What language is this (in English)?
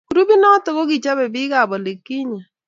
Kalenjin